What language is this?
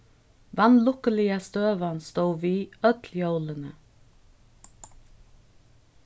Faroese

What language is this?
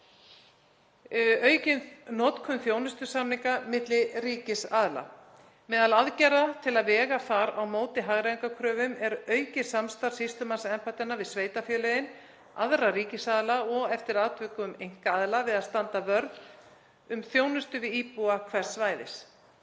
Icelandic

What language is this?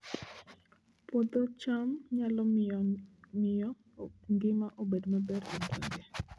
Luo (Kenya and Tanzania)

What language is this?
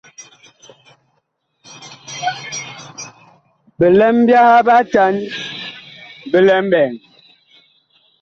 Bakoko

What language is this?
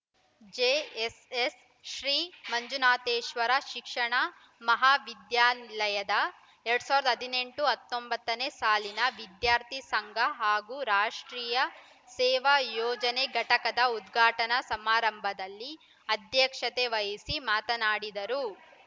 Kannada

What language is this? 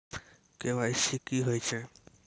Maithili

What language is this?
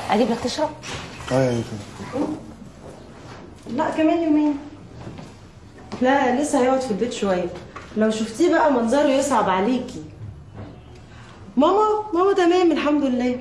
Arabic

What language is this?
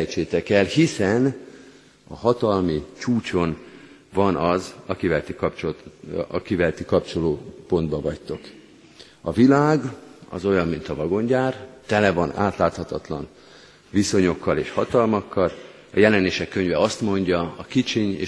Hungarian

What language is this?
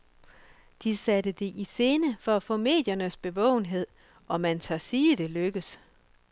Danish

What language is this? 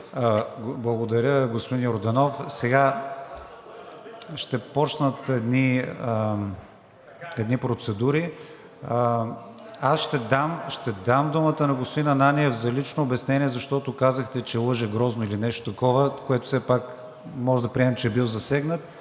Bulgarian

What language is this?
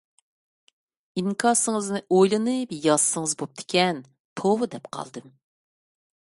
Uyghur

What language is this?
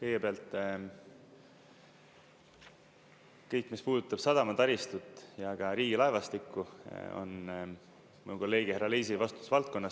Estonian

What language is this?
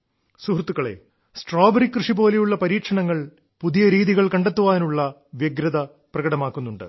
Malayalam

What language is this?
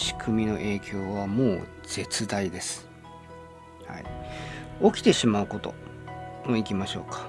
Japanese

